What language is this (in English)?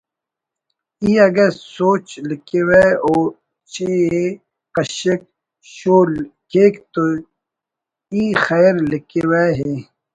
Brahui